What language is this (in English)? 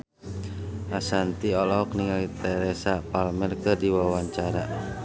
Sundanese